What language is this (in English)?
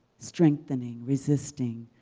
English